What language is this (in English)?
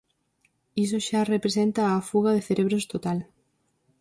Galician